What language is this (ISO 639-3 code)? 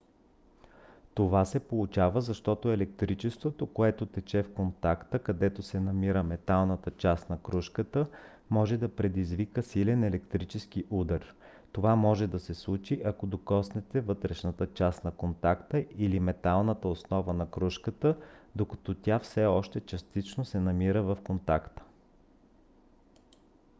bul